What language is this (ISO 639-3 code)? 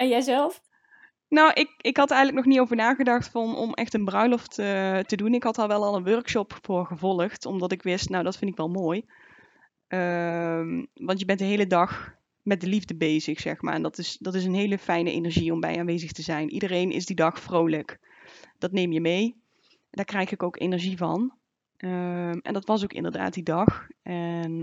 nld